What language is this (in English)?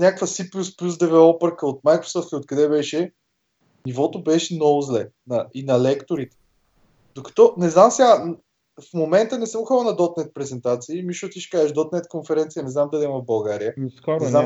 Bulgarian